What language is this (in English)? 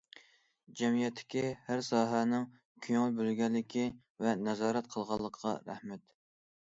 Uyghur